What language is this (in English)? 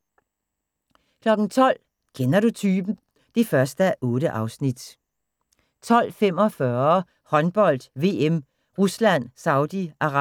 Danish